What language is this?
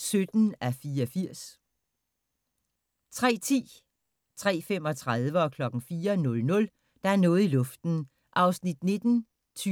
Danish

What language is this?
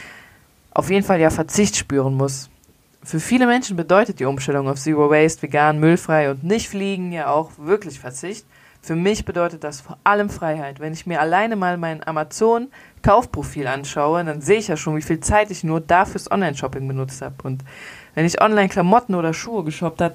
German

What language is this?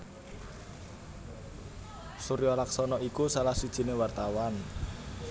Javanese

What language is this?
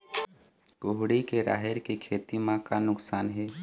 Chhattisgarhi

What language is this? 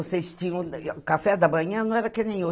Portuguese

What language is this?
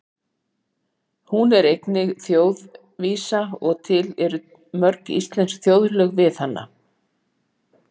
Icelandic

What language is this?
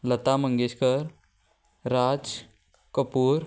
Konkani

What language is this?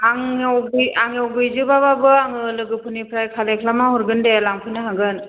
Bodo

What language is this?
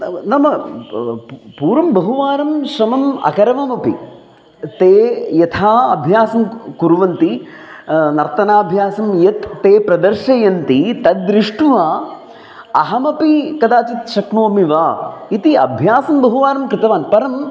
Sanskrit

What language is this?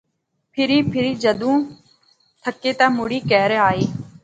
Pahari-Potwari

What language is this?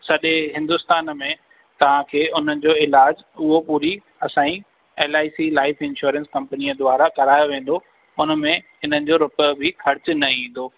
Sindhi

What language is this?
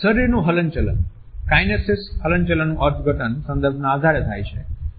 Gujarati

